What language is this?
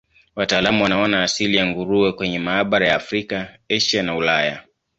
Swahili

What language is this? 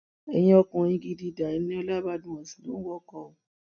Yoruba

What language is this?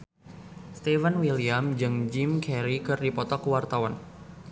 Sundanese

